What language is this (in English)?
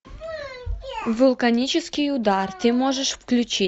Russian